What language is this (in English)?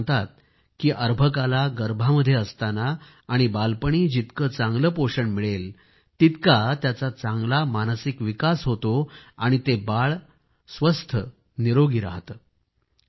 Marathi